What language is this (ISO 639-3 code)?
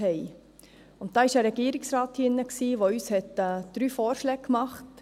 gsw